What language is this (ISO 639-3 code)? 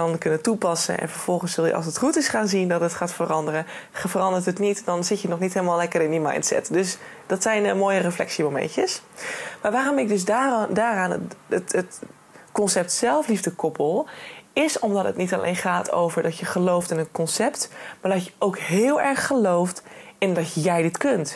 nld